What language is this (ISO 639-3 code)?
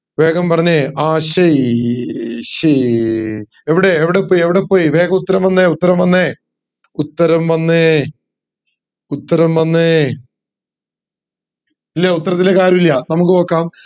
mal